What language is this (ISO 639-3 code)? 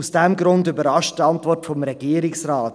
gsw